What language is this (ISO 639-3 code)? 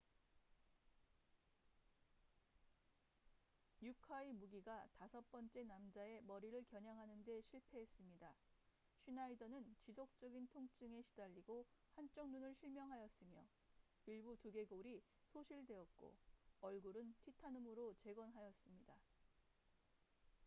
kor